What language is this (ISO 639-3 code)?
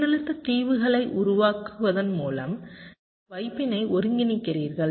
tam